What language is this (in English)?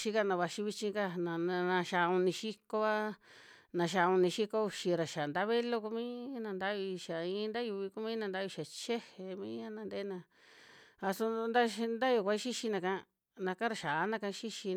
Western Juxtlahuaca Mixtec